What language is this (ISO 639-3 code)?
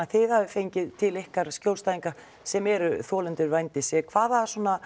isl